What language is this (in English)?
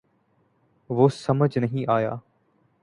Urdu